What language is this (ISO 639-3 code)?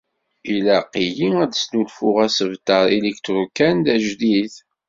kab